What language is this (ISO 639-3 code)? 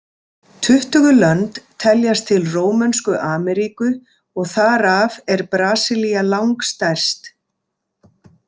isl